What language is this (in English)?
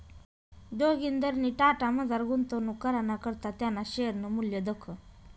Marathi